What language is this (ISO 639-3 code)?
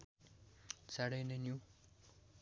nep